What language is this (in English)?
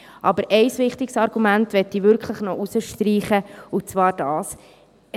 Swiss German